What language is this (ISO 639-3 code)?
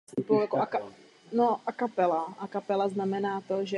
ces